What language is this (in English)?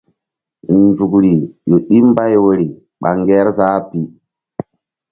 Mbum